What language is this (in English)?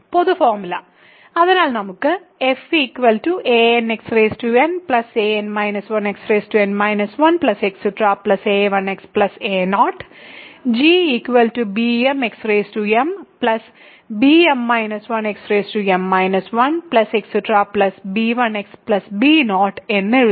Malayalam